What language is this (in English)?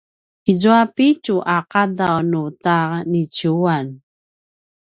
Paiwan